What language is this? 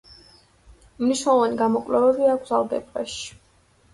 Georgian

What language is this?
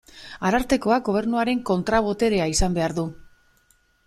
Basque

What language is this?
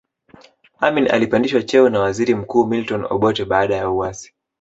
Swahili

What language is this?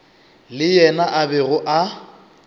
Northern Sotho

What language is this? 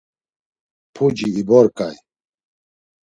Laz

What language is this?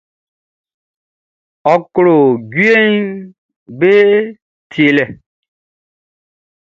Baoulé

